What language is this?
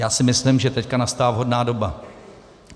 Czech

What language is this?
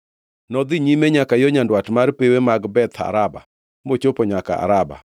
Luo (Kenya and Tanzania)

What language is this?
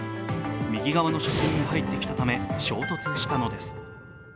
Japanese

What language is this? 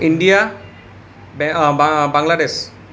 Assamese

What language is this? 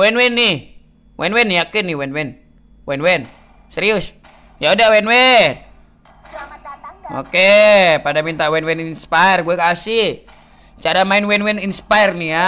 Indonesian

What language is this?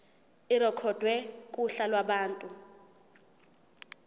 Zulu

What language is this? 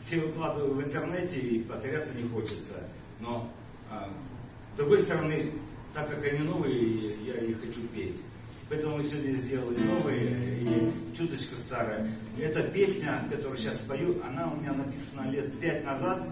Russian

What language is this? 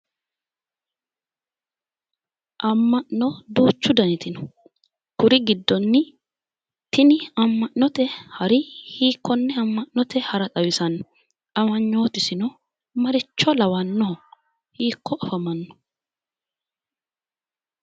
Sidamo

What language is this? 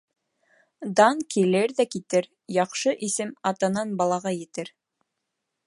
Bashkir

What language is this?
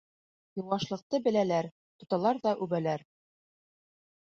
Bashkir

